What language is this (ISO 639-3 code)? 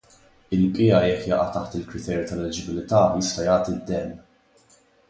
mlt